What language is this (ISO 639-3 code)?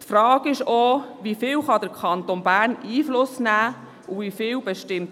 gsw